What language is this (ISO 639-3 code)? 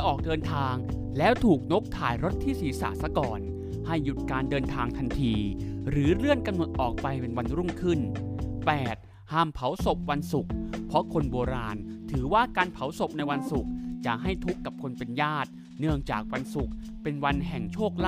tha